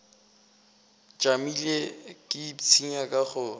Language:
Northern Sotho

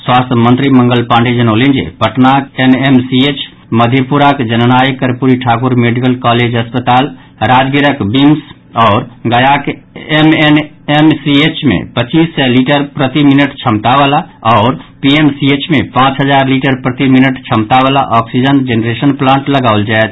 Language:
Maithili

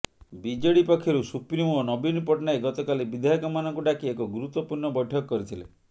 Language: Odia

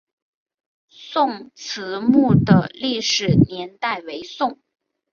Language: Chinese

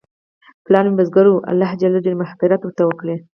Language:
Pashto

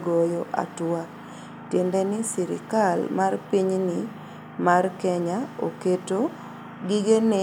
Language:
Luo (Kenya and Tanzania)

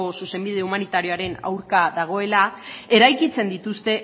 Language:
Basque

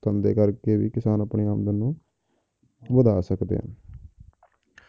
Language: Punjabi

